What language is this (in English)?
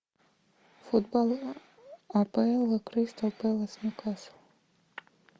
Russian